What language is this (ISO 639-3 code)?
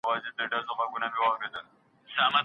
pus